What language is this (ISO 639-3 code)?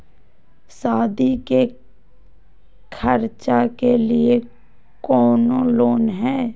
mag